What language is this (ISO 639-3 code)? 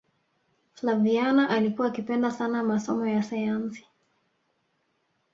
swa